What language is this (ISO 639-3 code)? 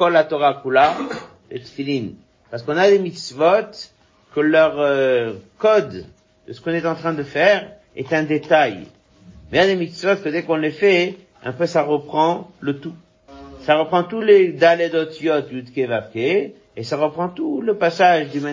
fra